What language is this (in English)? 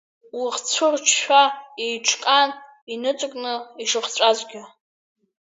Abkhazian